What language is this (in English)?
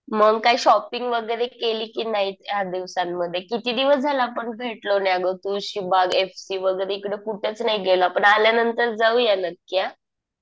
Marathi